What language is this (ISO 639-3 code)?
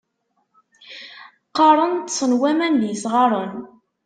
kab